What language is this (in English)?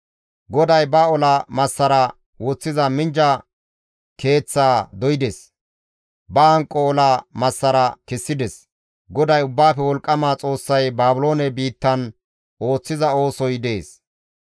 Gamo